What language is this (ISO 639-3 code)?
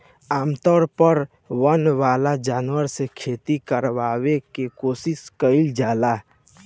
bho